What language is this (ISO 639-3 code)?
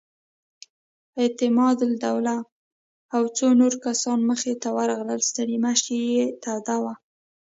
pus